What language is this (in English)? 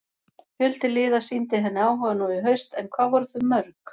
Icelandic